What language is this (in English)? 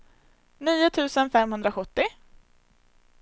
Swedish